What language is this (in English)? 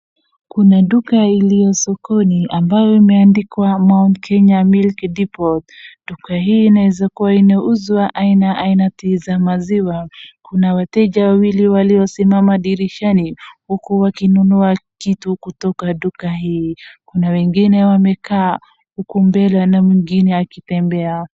Swahili